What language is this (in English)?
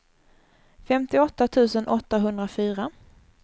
Swedish